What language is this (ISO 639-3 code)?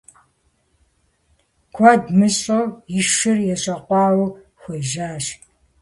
kbd